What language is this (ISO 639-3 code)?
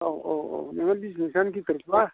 brx